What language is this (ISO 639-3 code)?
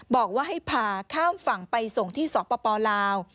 tha